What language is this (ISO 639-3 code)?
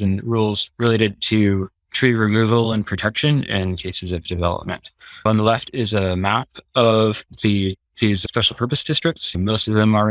eng